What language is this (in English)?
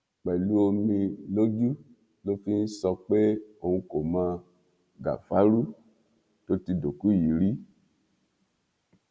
Yoruba